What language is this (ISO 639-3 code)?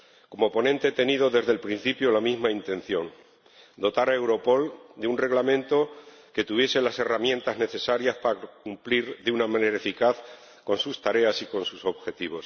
spa